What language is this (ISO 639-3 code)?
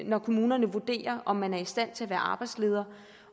dan